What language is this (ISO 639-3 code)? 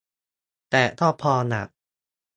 tha